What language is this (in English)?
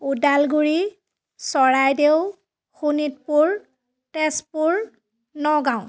Assamese